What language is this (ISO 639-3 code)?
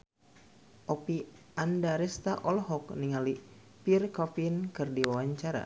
sun